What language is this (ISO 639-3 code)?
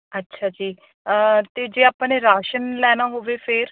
pan